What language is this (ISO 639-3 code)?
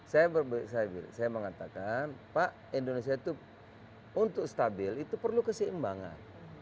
ind